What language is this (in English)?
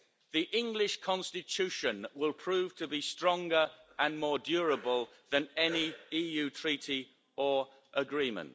English